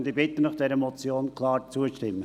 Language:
Swiss German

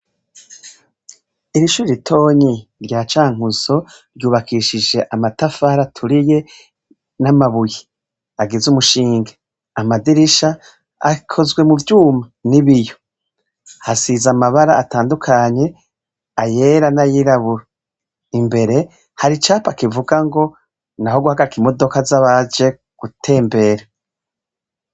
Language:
Rundi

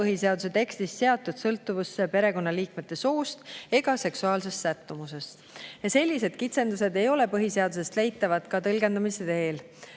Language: Estonian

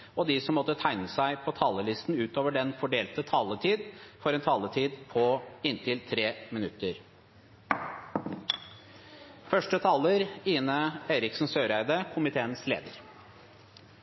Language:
Norwegian Bokmål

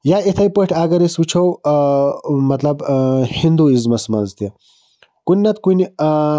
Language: Kashmiri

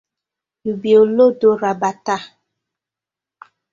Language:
Nigerian Pidgin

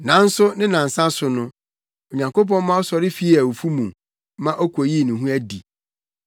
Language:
Akan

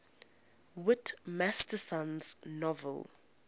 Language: English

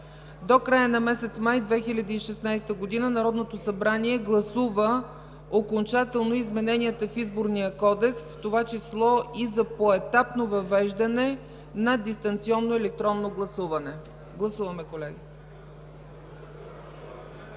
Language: Bulgarian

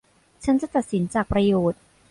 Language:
Thai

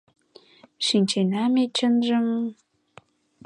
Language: Mari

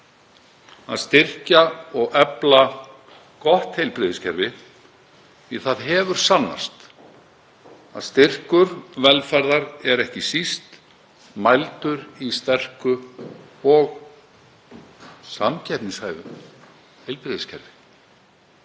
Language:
Icelandic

